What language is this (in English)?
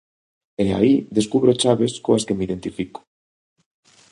Galician